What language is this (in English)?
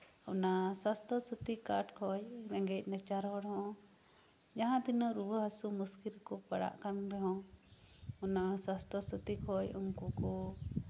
Santali